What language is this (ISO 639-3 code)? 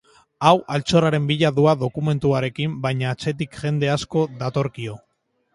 eus